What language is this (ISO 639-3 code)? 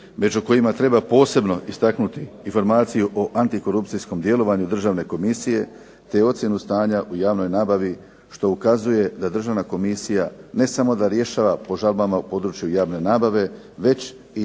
hrv